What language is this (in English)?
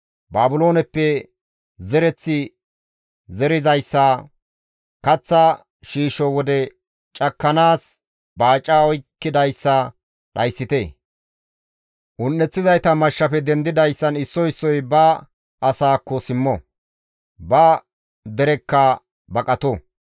Gamo